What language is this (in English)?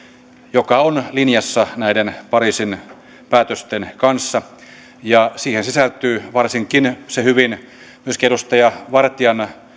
Finnish